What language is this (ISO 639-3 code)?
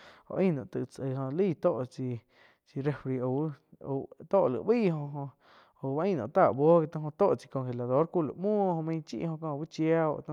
chq